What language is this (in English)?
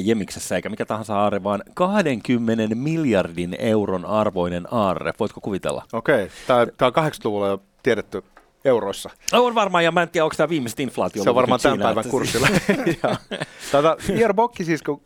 Finnish